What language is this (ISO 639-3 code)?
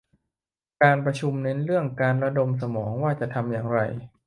tha